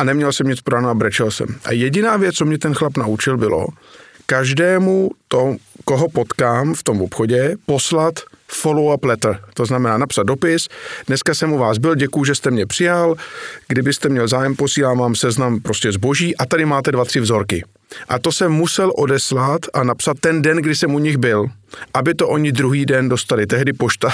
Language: Czech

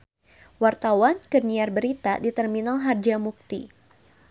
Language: Sundanese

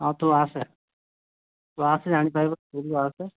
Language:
Odia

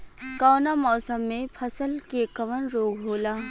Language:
Bhojpuri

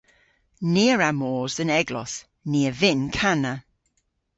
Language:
Cornish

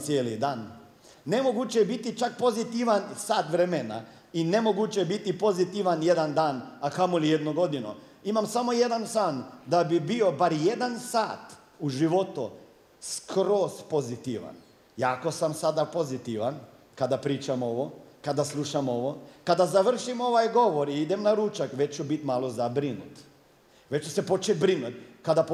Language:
Croatian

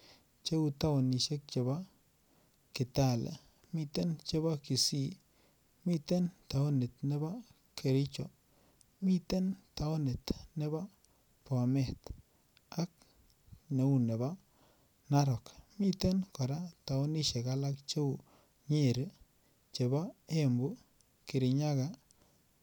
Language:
Kalenjin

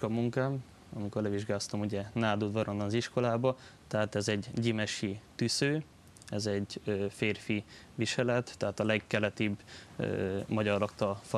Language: Hungarian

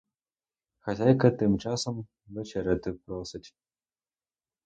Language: Ukrainian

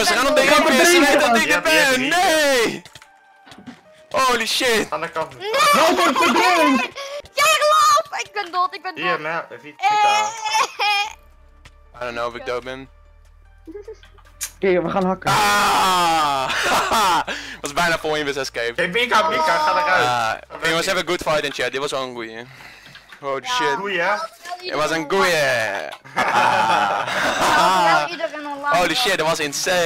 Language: Dutch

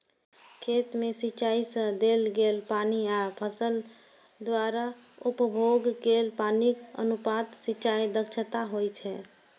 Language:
Maithili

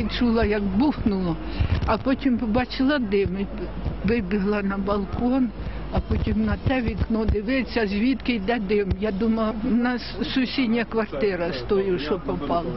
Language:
Romanian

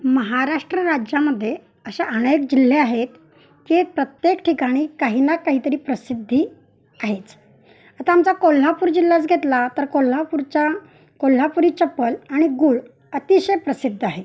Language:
Marathi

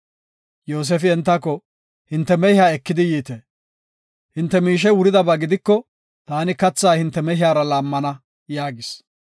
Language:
Gofa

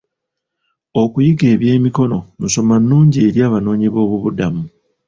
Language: Ganda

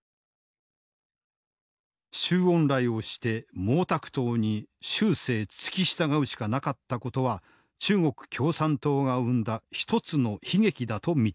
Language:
Japanese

